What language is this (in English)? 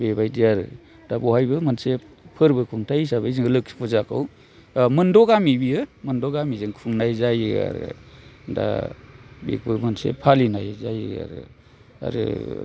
Bodo